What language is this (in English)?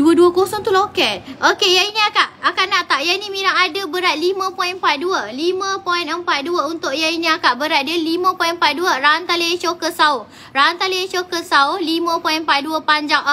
Malay